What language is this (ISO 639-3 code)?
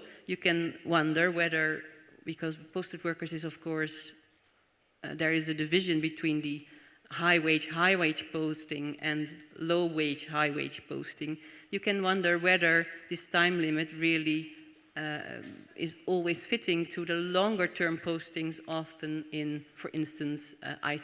eng